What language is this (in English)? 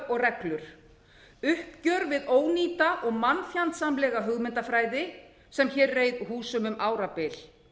Icelandic